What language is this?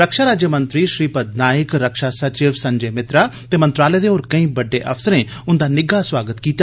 Dogri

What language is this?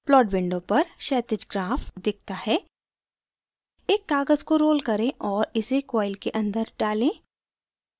Hindi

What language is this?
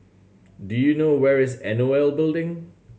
English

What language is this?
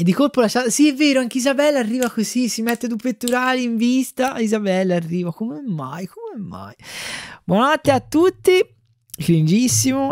Italian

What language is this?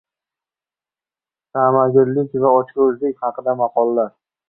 Uzbek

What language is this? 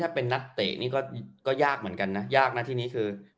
Thai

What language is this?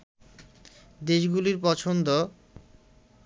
Bangla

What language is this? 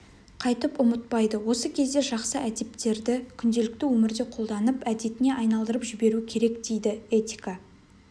Kazakh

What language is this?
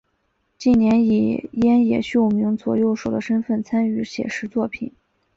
Chinese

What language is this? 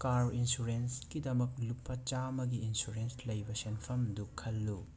Manipuri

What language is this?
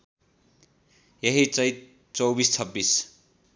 Nepali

